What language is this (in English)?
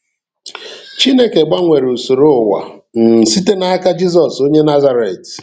Igbo